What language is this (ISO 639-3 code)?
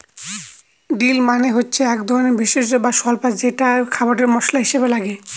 ben